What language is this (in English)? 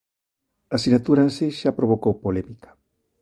Galician